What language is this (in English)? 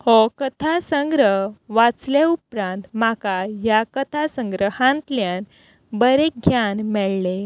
Konkani